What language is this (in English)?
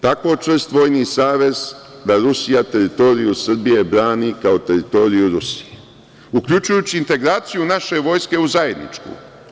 Serbian